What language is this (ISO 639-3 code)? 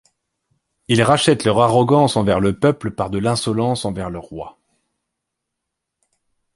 fra